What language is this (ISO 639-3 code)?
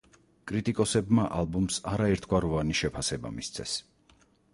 kat